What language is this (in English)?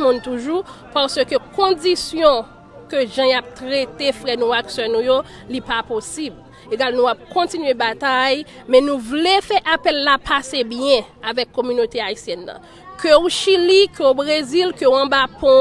French